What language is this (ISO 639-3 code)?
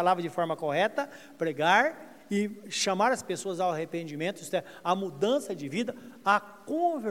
por